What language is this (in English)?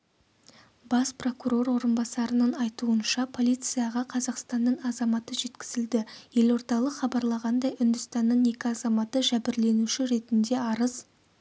Kazakh